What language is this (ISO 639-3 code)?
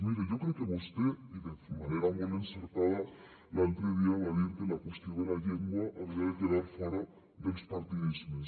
cat